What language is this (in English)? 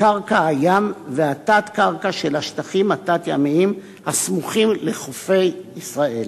Hebrew